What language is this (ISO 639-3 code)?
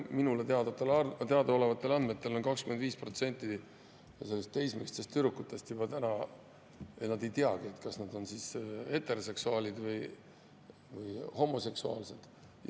est